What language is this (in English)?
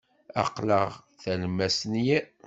Kabyle